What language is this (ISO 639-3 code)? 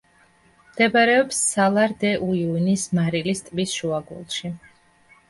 kat